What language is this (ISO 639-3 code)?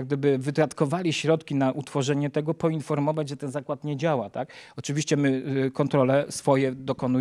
pol